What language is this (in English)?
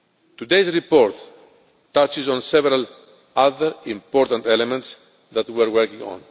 English